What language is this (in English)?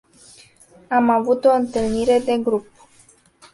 Romanian